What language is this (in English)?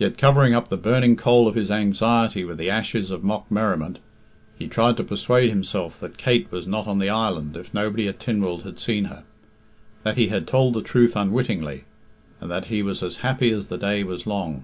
English